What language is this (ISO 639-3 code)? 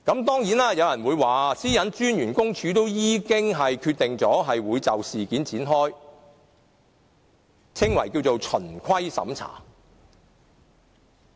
yue